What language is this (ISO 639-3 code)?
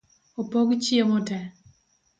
luo